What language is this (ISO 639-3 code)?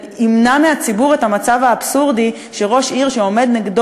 heb